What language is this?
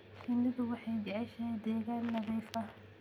Somali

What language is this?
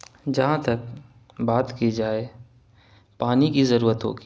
Urdu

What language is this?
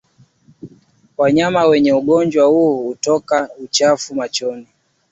Swahili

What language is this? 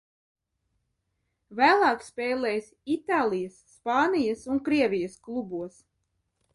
Latvian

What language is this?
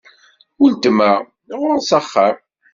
Kabyle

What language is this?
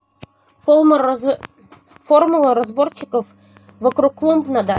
Russian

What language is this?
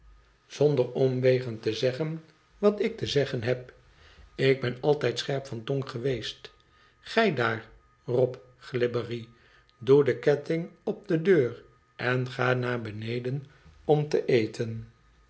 Dutch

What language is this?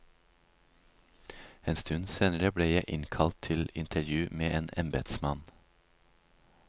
Norwegian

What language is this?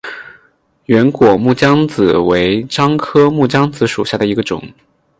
Chinese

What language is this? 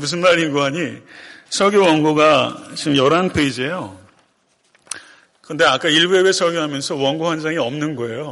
Korean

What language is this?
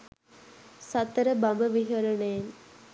Sinhala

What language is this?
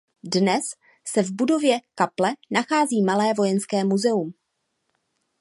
Czech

